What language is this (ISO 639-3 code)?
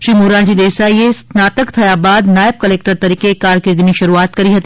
guj